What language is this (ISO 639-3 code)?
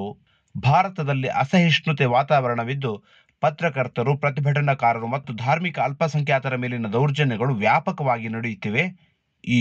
kan